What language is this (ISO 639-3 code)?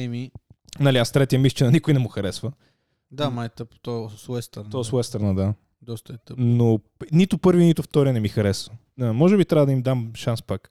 bul